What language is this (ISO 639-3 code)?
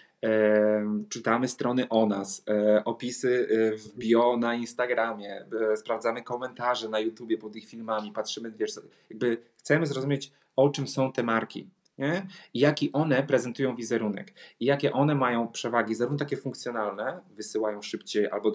pol